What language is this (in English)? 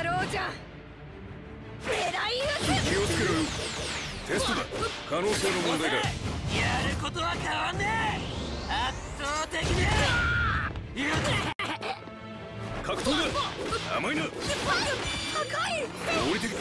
Japanese